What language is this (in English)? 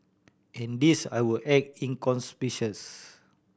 English